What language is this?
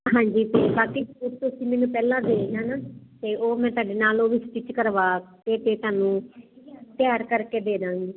Punjabi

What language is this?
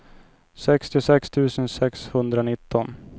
Swedish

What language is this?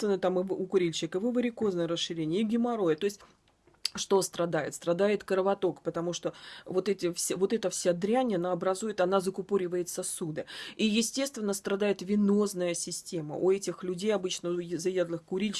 Russian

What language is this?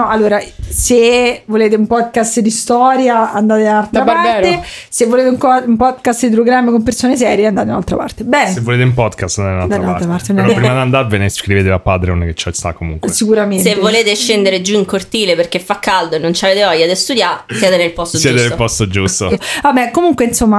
Italian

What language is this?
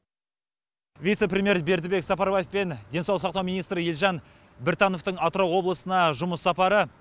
Kazakh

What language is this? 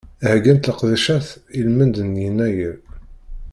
Kabyle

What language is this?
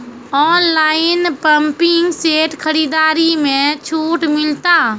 Maithili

